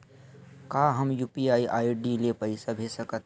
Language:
Chhattisgarhi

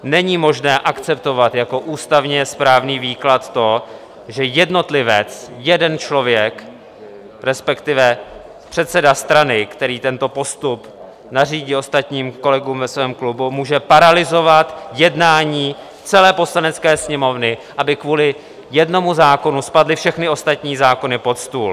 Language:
Czech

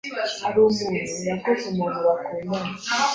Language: Kinyarwanda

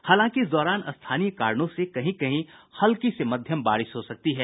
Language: Hindi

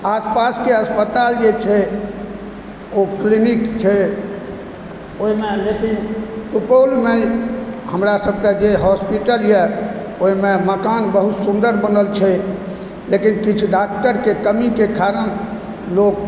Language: Maithili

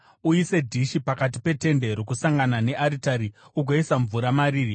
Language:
Shona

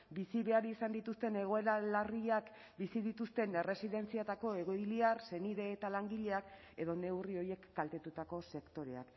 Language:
Basque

